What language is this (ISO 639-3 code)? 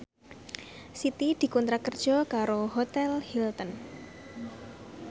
jav